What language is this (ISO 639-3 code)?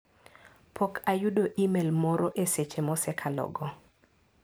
luo